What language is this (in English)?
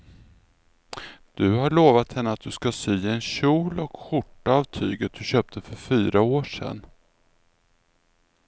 Swedish